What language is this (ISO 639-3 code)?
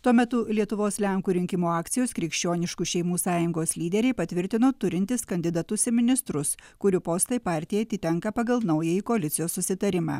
lit